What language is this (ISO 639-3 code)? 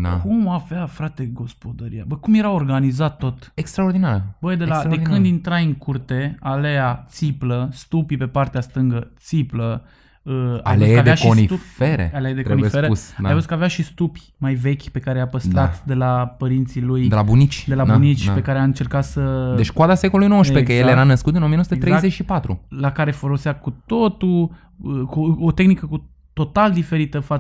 ron